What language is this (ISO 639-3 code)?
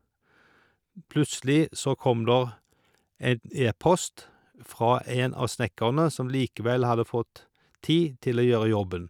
nor